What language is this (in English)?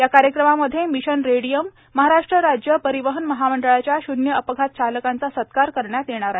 Marathi